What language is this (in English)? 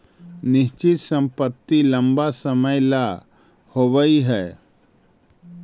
Magahi